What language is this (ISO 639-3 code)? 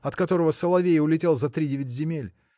rus